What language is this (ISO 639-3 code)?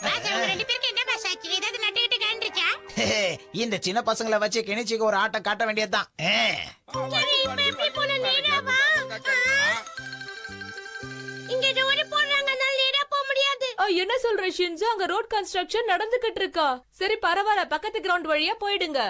ind